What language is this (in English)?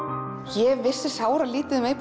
Icelandic